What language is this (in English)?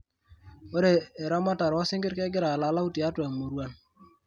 Masai